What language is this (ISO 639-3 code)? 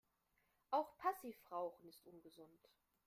deu